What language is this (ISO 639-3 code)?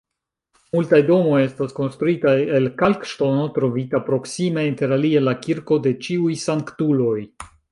epo